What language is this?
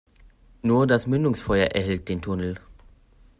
German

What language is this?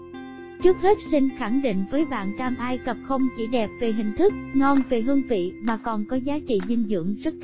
Vietnamese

